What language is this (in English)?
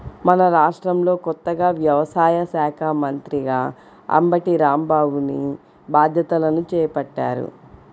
Telugu